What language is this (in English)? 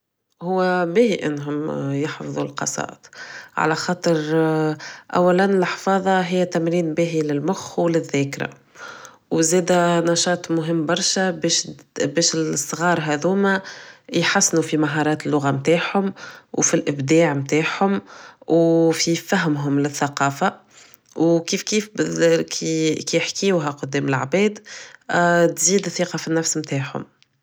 Tunisian Arabic